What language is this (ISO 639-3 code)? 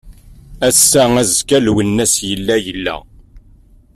kab